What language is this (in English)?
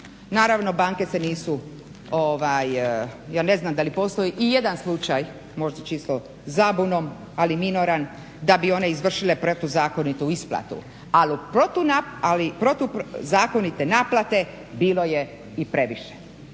Croatian